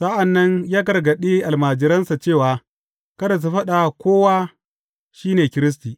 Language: Hausa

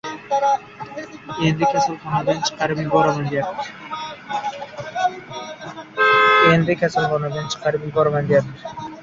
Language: Uzbek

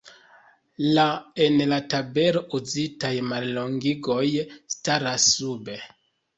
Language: Esperanto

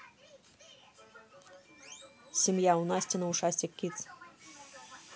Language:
Russian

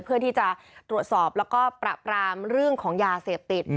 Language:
Thai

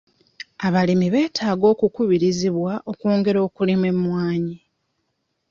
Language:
Ganda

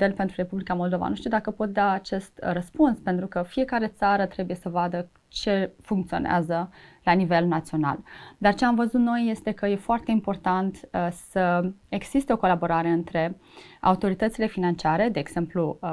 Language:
Romanian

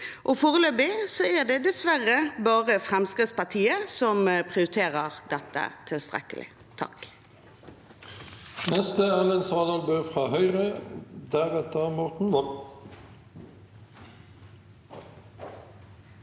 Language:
Norwegian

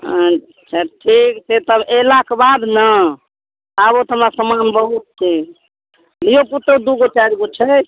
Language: Maithili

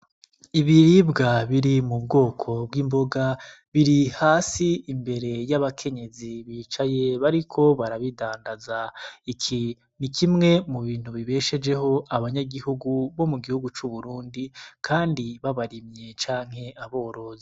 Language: Rundi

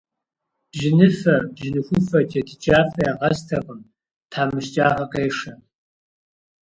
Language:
Kabardian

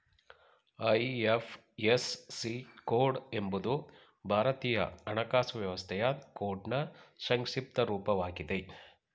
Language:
Kannada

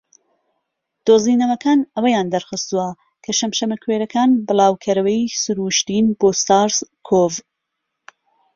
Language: Central Kurdish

